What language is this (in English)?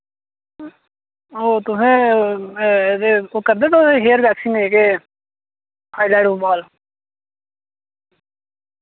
Dogri